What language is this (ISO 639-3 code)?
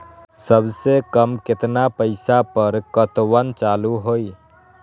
mag